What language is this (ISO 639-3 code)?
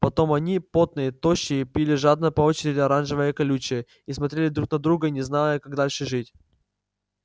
rus